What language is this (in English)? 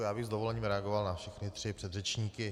Czech